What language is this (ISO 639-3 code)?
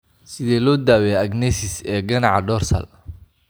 som